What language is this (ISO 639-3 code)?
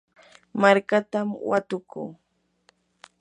qur